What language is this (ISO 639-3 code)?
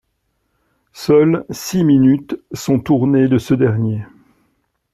fra